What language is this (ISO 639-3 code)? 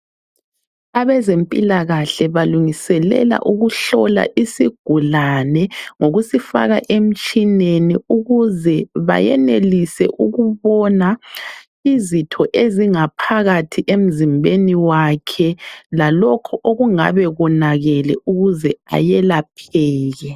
nde